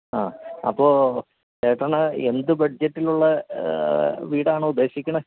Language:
Malayalam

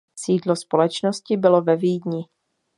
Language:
Czech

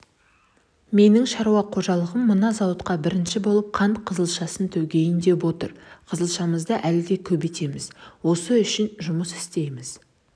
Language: Kazakh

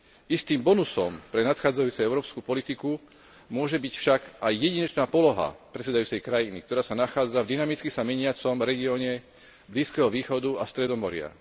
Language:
Slovak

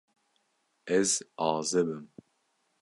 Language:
Kurdish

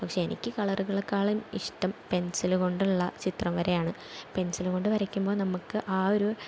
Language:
Malayalam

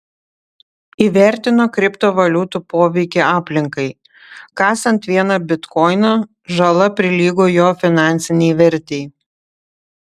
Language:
Lithuanian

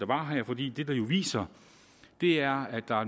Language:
Danish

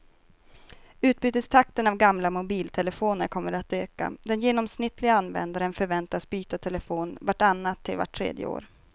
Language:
Swedish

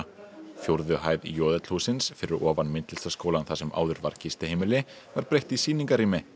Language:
Icelandic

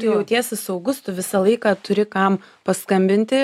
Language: Lithuanian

